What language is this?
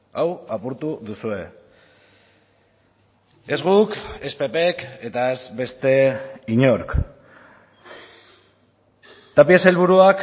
Basque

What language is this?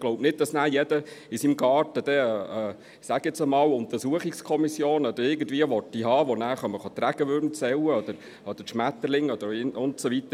Swiss German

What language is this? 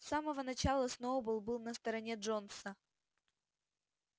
Russian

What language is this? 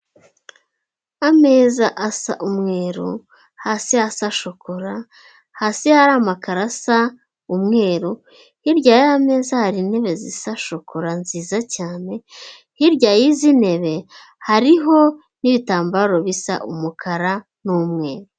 Kinyarwanda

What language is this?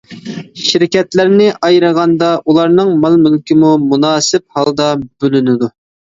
Uyghur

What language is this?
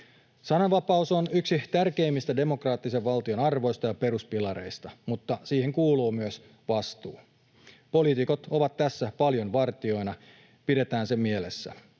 Finnish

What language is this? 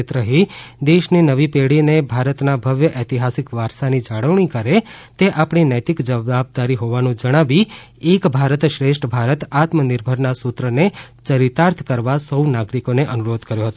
Gujarati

